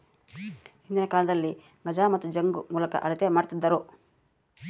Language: Kannada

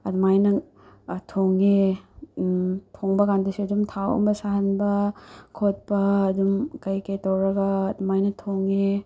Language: Manipuri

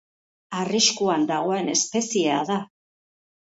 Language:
Basque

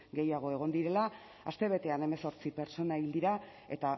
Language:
Basque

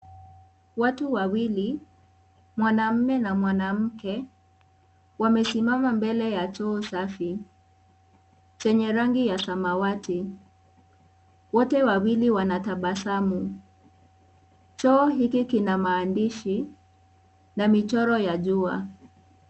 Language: Swahili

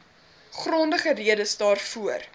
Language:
Afrikaans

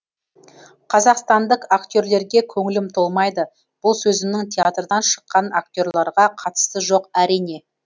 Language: Kazakh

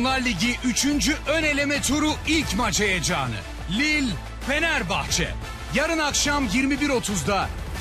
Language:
Turkish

